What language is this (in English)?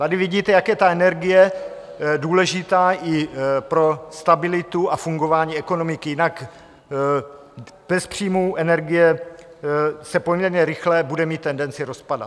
Czech